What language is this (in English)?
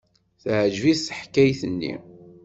Kabyle